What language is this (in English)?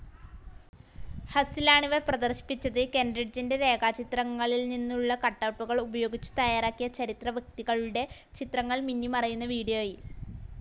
Malayalam